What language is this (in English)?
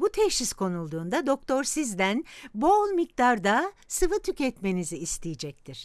Turkish